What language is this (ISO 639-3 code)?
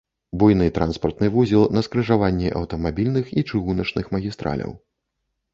bel